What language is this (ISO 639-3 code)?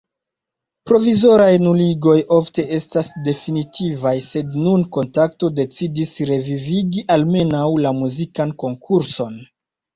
epo